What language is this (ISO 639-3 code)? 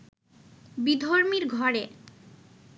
ben